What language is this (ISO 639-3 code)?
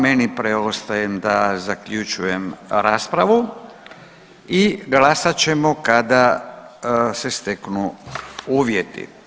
hrv